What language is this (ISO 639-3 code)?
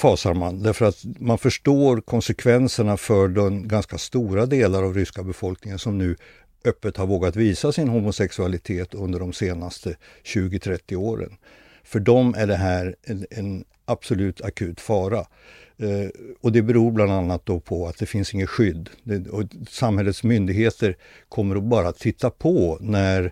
swe